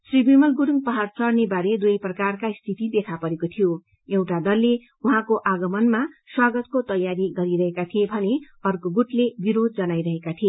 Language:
Nepali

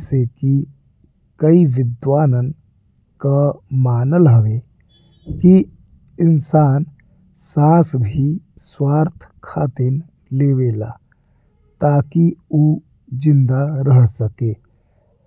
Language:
Bhojpuri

